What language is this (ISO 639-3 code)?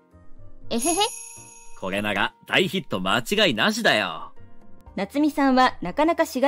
jpn